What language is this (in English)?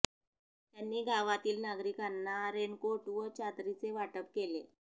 Marathi